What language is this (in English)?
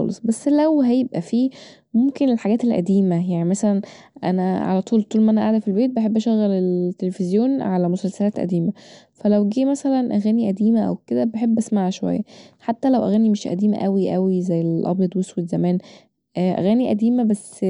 Egyptian Arabic